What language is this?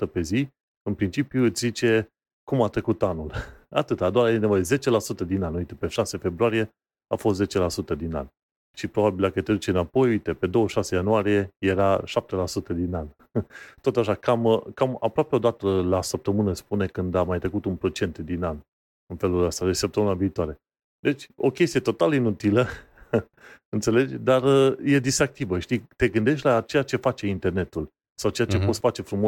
Romanian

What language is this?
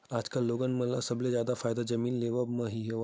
Chhattisgarhi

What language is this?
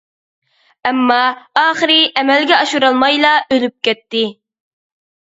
Uyghur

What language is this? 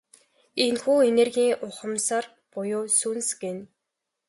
Mongolian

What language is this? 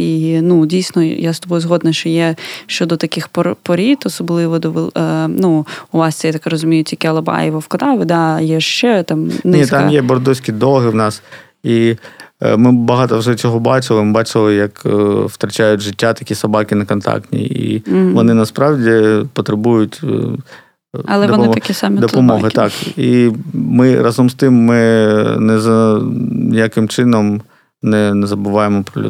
Ukrainian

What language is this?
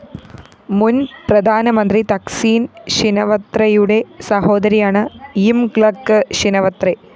Malayalam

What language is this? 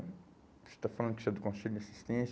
Portuguese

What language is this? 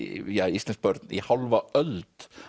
Icelandic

